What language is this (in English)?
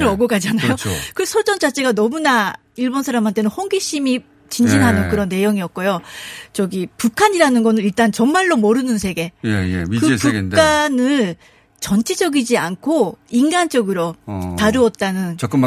Korean